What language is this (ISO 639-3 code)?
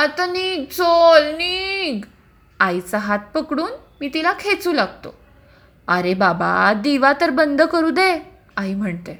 mar